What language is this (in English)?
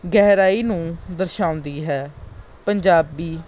Punjabi